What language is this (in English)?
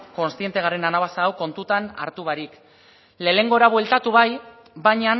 Basque